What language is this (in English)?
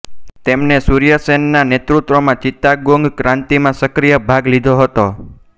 Gujarati